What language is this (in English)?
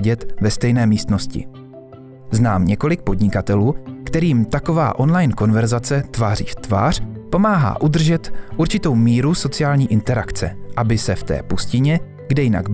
Czech